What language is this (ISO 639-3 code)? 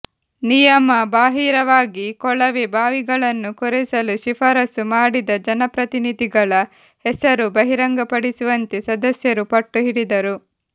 kan